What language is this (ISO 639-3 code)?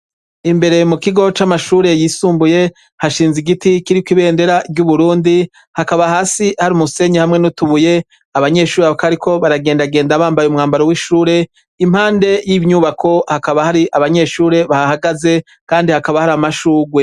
run